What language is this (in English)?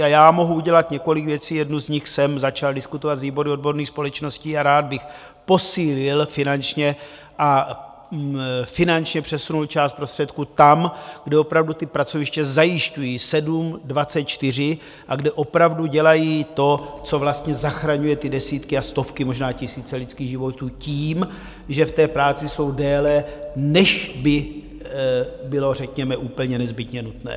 Czech